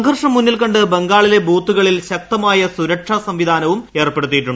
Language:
Malayalam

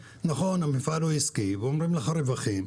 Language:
Hebrew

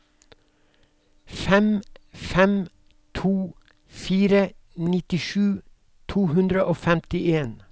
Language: Norwegian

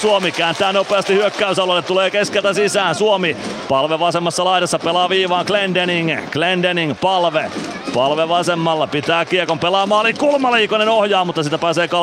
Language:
Finnish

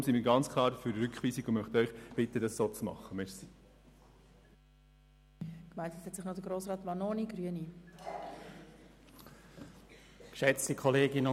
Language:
Swiss German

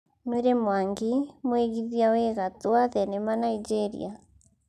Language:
Kikuyu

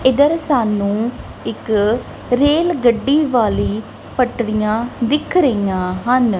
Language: Punjabi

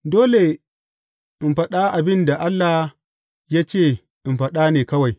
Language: Hausa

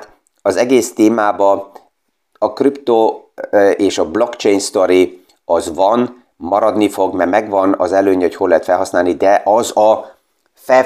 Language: Hungarian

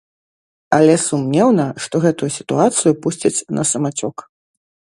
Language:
Belarusian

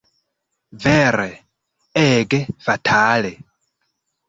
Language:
Esperanto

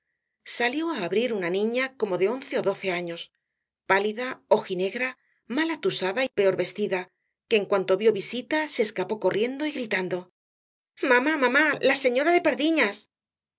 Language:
Spanish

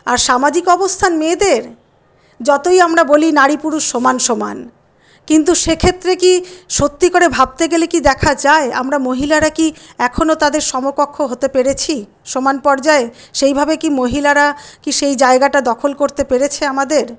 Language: Bangla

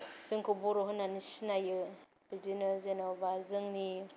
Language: Bodo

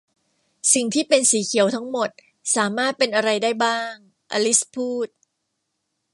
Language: Thai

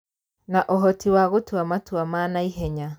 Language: Kikuyu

